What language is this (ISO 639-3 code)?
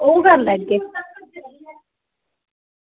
doi